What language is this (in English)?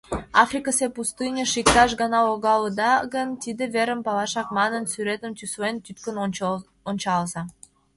Mari